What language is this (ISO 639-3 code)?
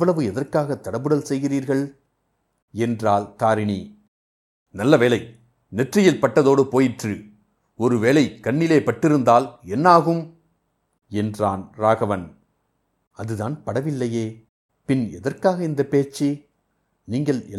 tam